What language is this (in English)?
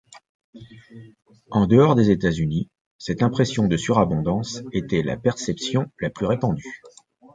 French